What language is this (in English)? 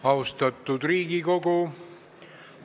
Estonian